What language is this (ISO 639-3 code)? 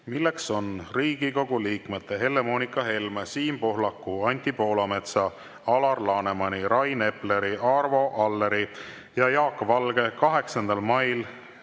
est